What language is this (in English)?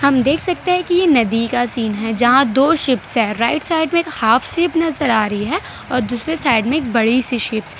Hindi